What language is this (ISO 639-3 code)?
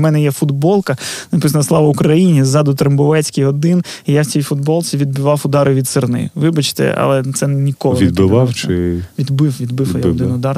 ukr